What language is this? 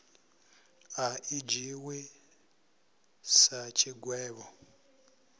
Venda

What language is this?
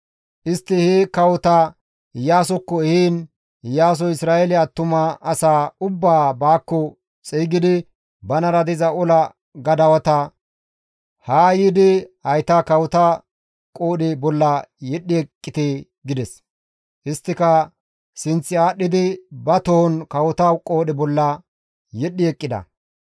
Gamo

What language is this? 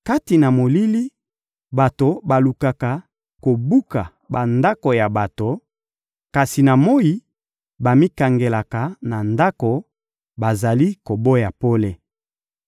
Lingala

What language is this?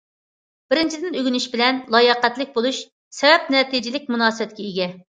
Uyghur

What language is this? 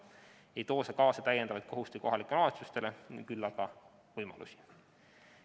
Estonian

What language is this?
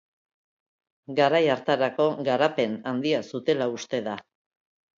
Basque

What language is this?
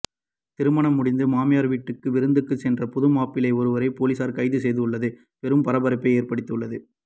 Tamil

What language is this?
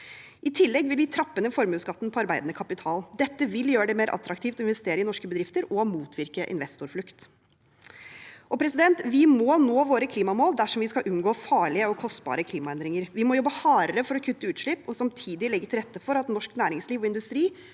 Norwegian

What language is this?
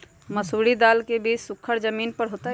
Magahi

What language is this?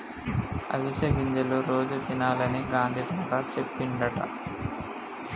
Telugu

